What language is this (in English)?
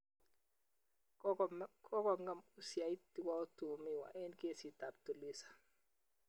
Kalenjin